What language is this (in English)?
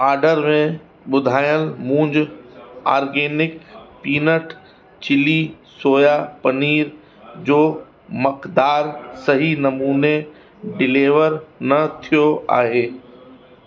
Sindhi